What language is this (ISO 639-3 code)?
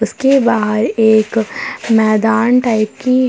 hin